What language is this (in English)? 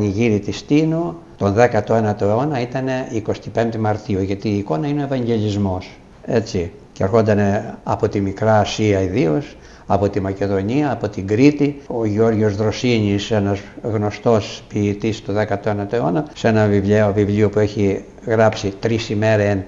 Greek